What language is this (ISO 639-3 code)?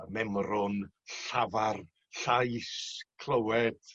cym